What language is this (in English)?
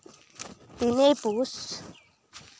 Santali